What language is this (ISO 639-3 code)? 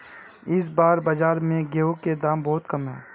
mag